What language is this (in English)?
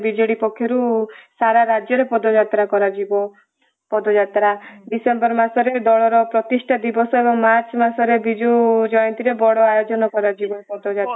Odia